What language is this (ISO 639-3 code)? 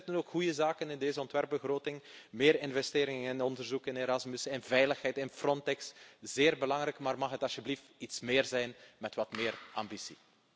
nld